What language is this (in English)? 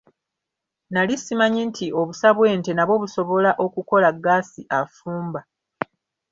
Ganda